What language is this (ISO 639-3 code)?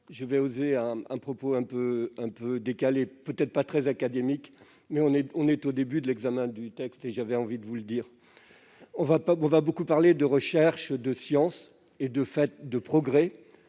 fra